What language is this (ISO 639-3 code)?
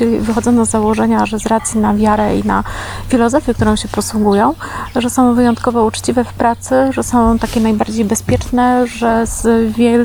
pol